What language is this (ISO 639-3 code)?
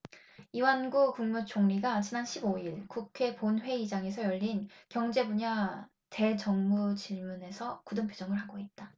kor